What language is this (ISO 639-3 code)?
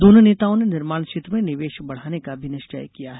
hin